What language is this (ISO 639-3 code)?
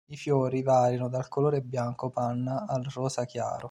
ita